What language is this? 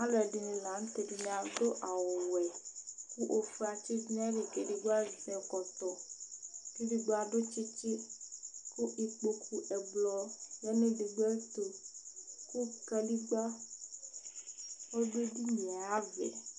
Ikposo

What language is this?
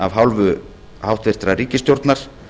Icelandic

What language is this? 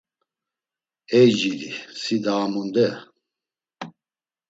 Laz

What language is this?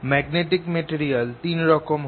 Bangla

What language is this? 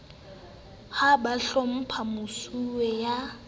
Southern Sotho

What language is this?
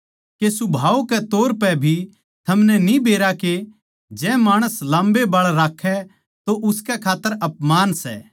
Haryanvi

